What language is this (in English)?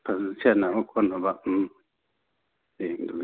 Manipuri